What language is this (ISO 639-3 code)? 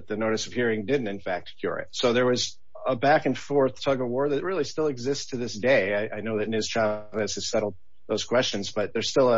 eng